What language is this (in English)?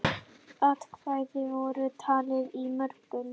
Icelandic